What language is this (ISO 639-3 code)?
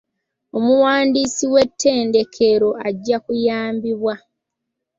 lug